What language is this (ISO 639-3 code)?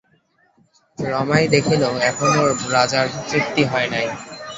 ben